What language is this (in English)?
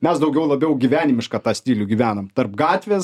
Lithuanian